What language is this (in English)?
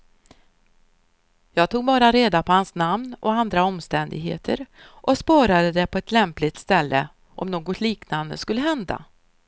Swedish